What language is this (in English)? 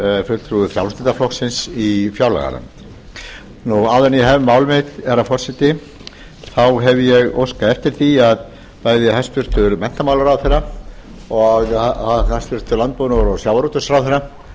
Icelandic